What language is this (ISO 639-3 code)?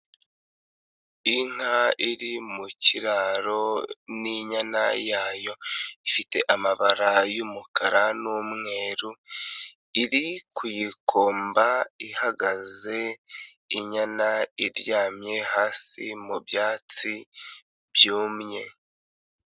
kin